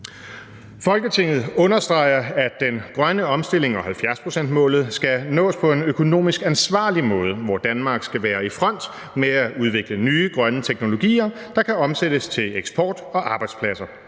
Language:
Danish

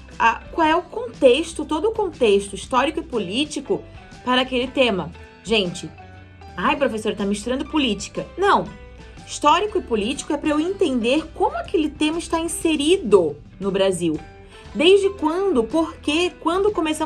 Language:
Portuguese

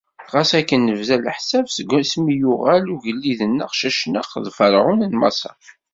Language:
Kabyle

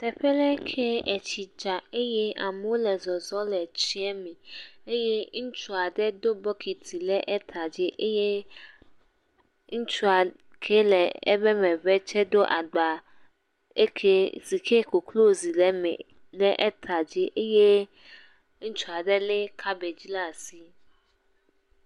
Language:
Ewe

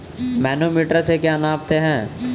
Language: Hindi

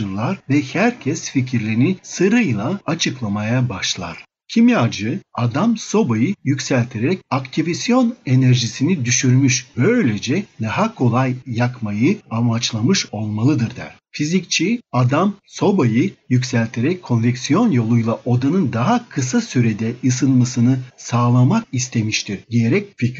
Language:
Turkish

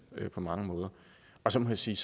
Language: Danish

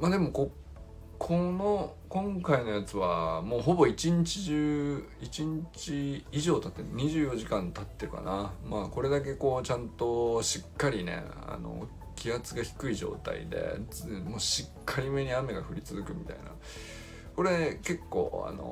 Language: Japanese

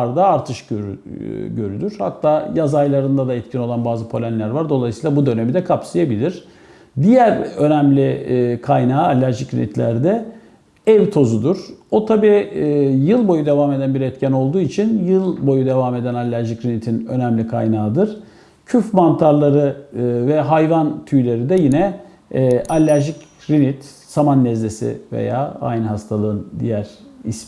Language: Turkish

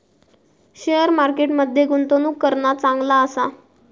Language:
Marathi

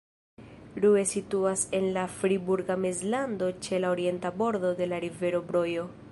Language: Esperanto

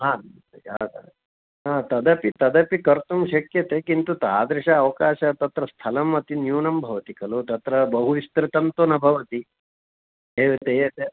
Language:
Sanskrit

